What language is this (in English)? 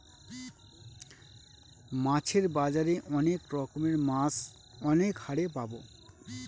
Bangla